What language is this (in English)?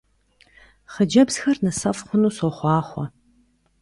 Kabardian